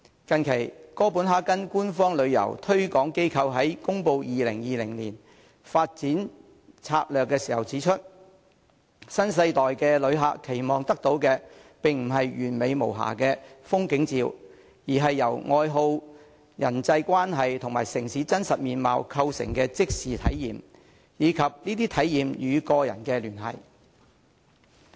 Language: Cantonese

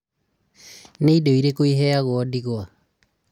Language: Kikuyu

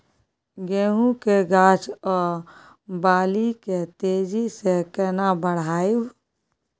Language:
Maithili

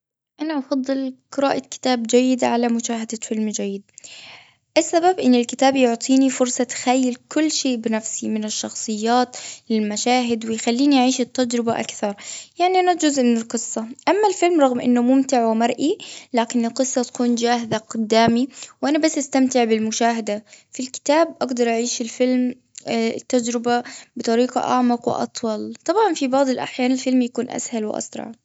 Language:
Gulf Arabic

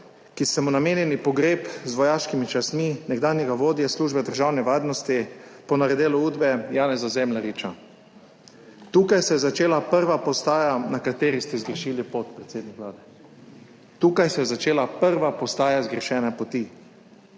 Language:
Slovenian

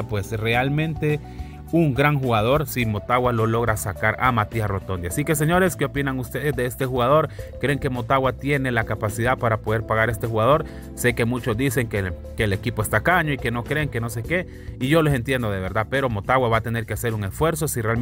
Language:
Spanish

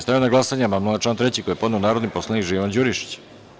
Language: Serbian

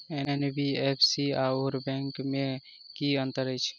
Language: Maithili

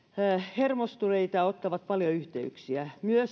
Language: Finnish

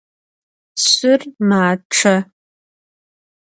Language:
Adyghe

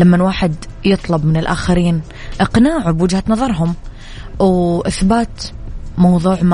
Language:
Arabic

